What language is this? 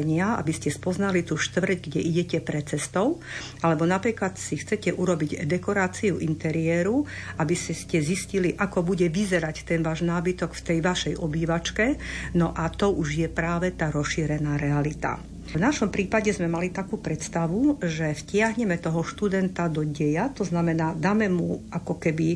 Slovak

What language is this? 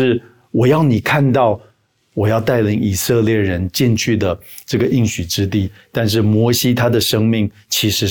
Chinese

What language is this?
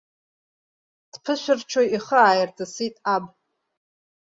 Abkhazian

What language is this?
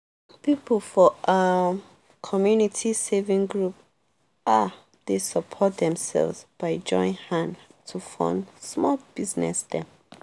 Nigerian Pidgin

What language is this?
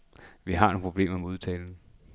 Danish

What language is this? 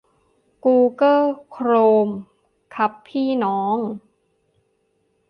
Thai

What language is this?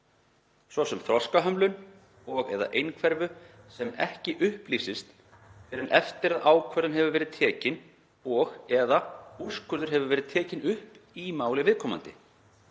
Icelandic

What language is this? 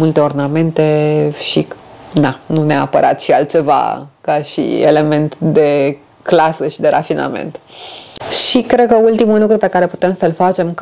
Romanian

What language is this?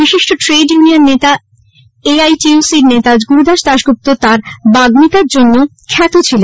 Bangla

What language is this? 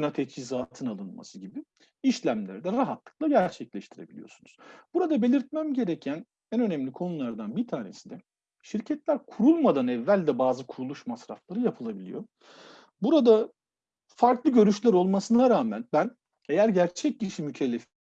Turkish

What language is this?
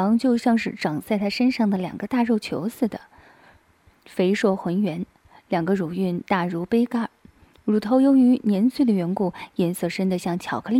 Chinese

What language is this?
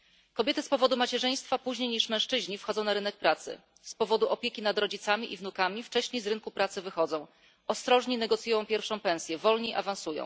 Polish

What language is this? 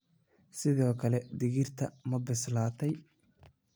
Somali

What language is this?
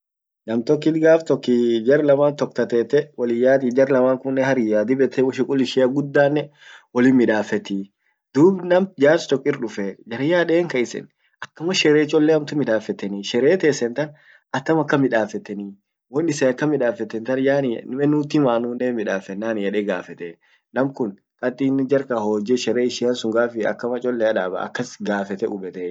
Orma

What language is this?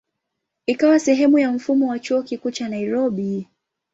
Swahili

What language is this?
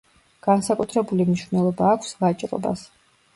Georgian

